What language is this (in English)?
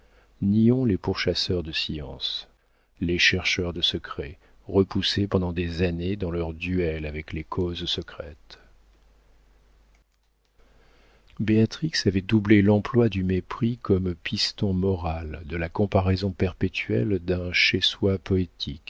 French